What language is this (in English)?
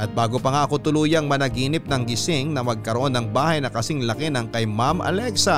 Filipino